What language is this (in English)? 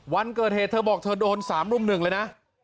Thai